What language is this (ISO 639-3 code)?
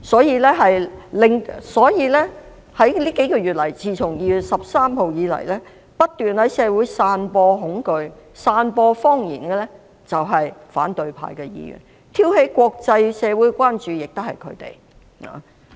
yue